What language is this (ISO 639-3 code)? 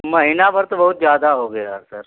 hin